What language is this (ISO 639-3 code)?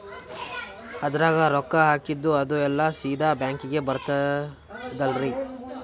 kan